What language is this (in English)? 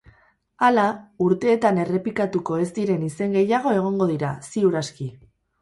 Basque